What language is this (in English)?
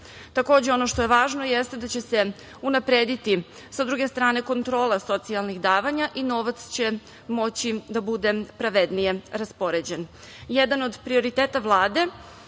Serbian